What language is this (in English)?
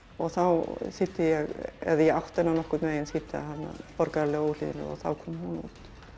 Icelandic